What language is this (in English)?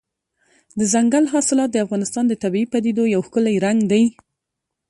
Pashto